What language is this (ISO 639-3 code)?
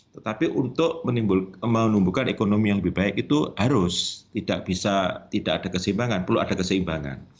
ind